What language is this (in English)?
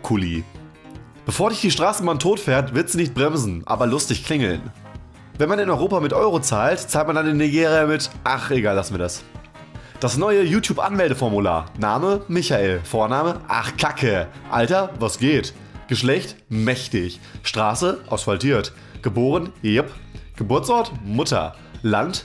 German